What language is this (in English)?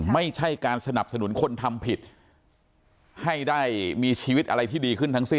Thai